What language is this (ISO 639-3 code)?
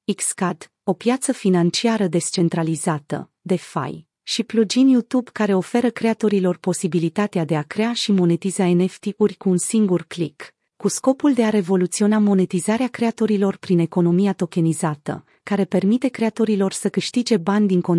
ron